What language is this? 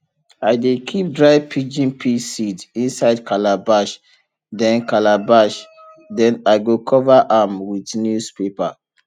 Nigerian Pidgin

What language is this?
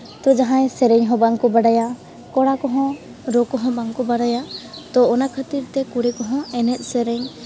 Santali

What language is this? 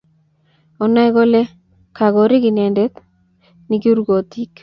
Kalenjin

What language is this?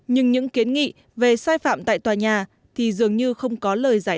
Vietnamese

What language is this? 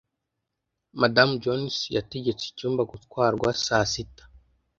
Kinyarwanda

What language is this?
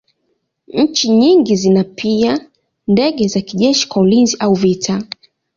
Swahili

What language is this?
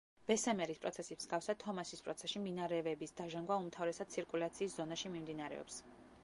Georgian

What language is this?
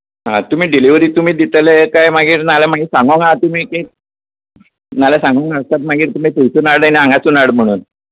Konkani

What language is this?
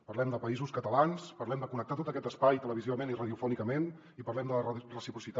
Catalan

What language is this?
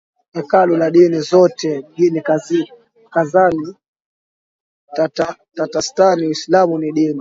Swahili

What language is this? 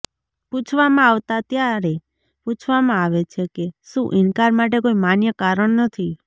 Gujarati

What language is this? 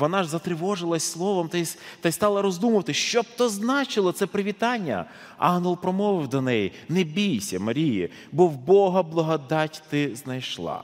Ukrainian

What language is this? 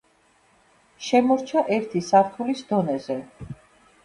Georgian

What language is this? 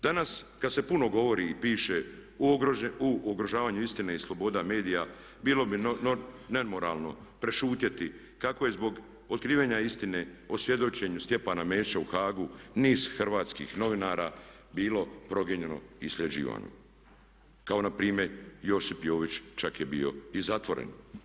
Croatian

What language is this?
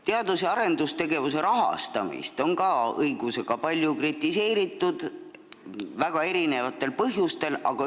Estonian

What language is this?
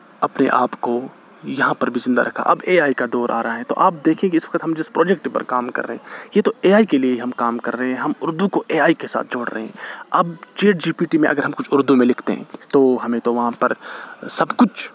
Urdu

